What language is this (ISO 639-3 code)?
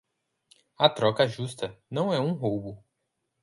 por